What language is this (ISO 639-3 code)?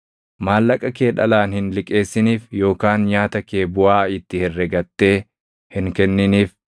orm